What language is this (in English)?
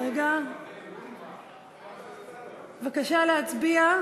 Hebrew